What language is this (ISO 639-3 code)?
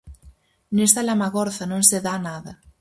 glg